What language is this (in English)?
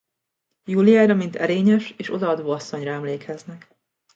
Hungarian